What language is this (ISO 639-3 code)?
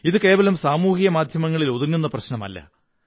mal